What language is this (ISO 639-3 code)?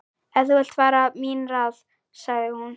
isl